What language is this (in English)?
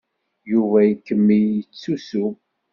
Kabyle